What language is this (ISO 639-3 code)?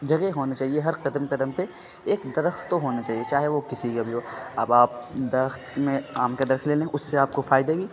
urd